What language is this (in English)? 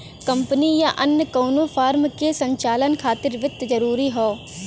Bhojpuri